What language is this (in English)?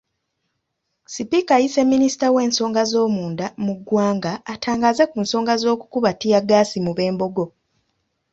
Ganda